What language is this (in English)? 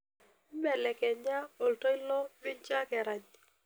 Masai